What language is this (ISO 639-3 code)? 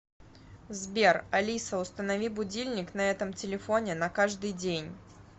rus